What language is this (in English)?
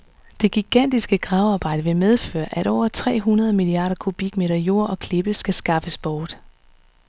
Danish